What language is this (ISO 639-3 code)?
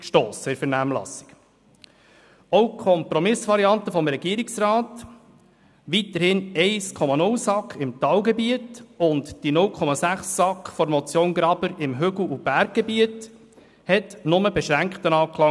gsw